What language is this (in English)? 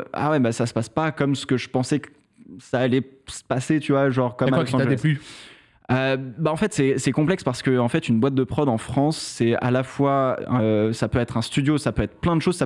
French